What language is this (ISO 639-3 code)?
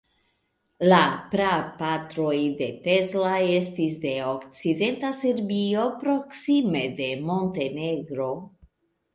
epo